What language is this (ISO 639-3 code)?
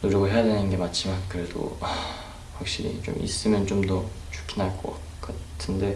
kor